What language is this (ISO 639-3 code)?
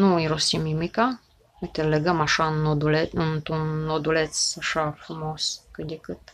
ron